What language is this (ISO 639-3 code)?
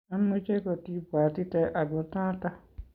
kln